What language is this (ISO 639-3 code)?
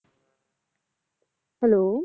pan